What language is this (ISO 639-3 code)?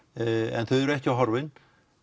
isl